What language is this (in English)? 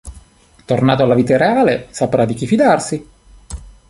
Italian